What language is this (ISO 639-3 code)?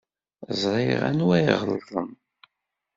kab